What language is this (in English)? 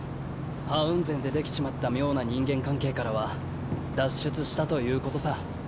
Japanese